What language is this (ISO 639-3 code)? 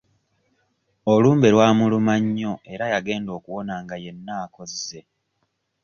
lug